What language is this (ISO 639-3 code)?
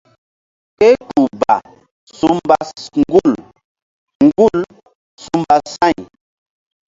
mdd